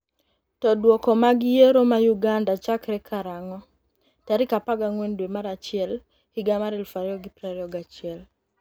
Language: Luo (Kenya and Tanzania)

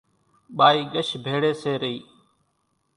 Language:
Kachi Koli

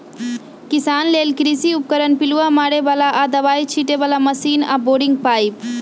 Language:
Magahi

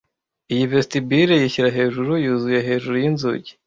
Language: Kinyarwanda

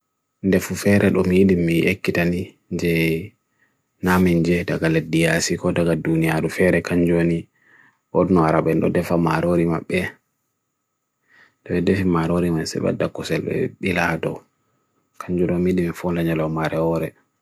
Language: Bagirmi Fulfulde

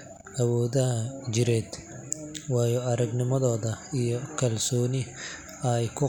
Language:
Somali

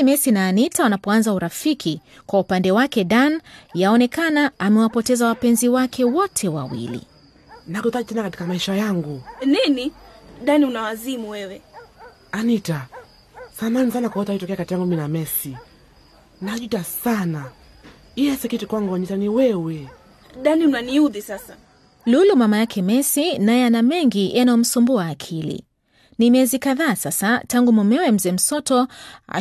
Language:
Swahili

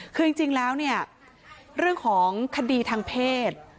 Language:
Thai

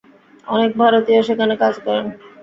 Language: Bangla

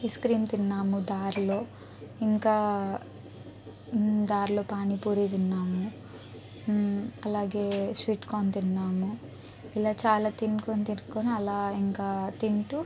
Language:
Telugu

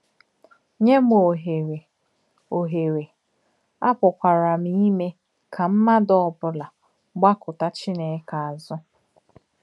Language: Igbo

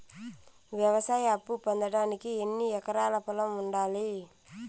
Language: Telugu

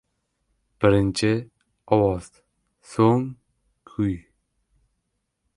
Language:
Uzbek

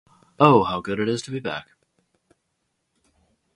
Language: English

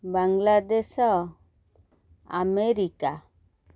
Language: Odia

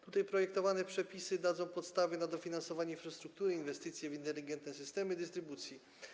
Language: Polish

